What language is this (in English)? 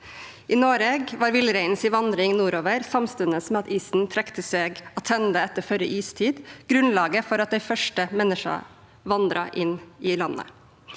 Norwegian